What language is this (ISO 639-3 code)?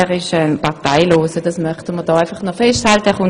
gsw